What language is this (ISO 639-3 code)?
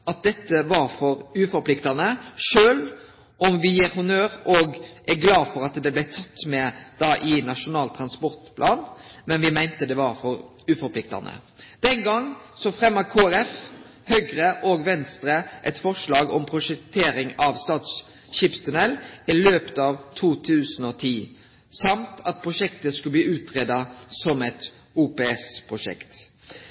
nno